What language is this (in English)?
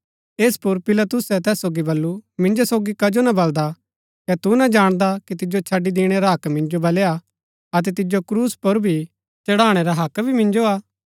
Gaddi